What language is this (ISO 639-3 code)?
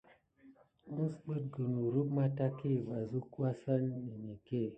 gid